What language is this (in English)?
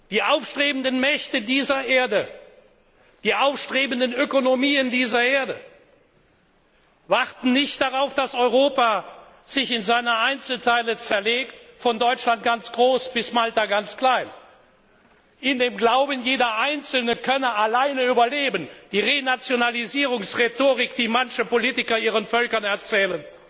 German